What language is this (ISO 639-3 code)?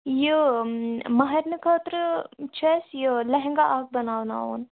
kas